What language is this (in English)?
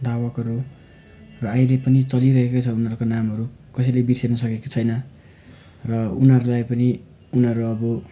Nepali